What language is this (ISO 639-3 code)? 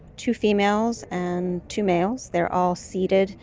eng